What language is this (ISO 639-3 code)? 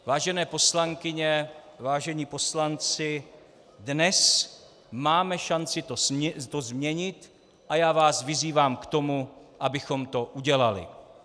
ces